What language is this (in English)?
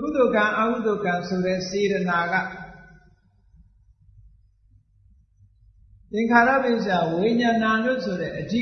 Vietnamese